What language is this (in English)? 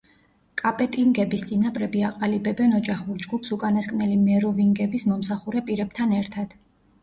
Georgian